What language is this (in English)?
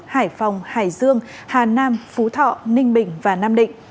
Vietnamese